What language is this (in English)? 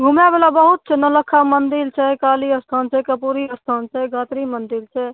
Maithili